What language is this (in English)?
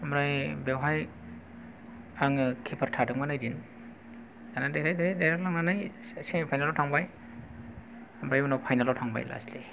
Bodo